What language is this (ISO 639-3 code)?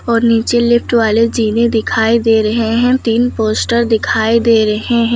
hin